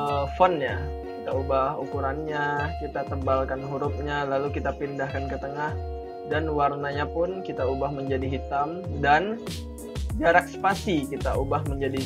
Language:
Indonesian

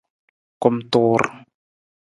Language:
Nawdm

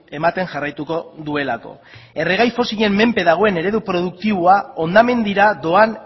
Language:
Basque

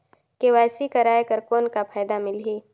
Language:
Chhattisgarhi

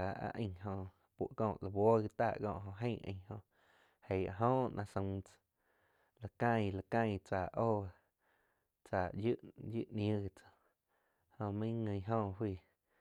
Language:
Quiotepec Chinantec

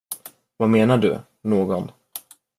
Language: Swedish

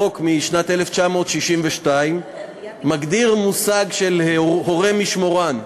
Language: Hebrew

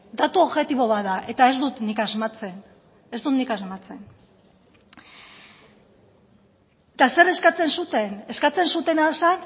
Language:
Basque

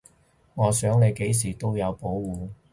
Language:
Cantonese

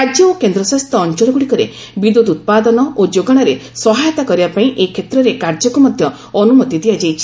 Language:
Odia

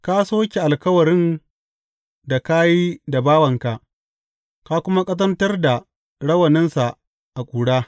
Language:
Hausa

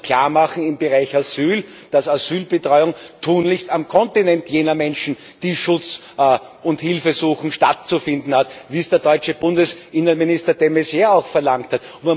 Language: German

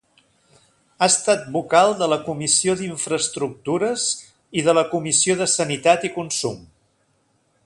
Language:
Catalan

